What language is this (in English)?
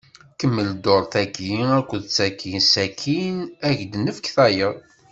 Kabyle